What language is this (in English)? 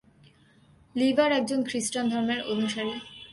Bangla